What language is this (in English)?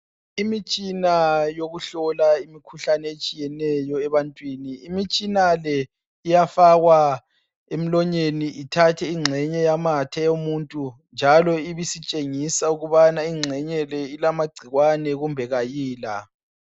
North Ndebele